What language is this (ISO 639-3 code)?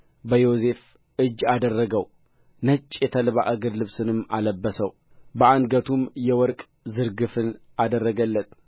amh